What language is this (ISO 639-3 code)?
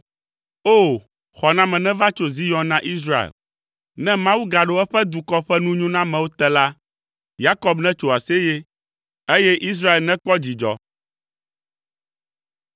ewe